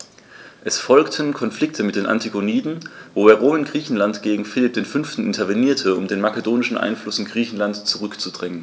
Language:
German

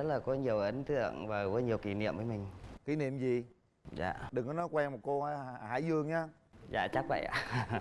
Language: Vietnamese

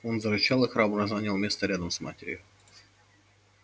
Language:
Russian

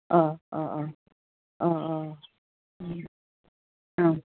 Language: Bodo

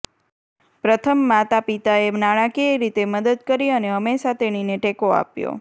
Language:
Gujarati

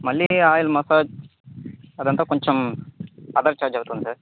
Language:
Telugu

